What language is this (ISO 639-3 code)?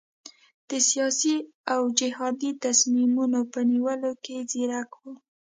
pus